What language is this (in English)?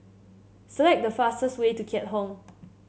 English